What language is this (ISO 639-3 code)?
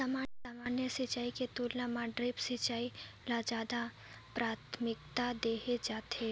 hne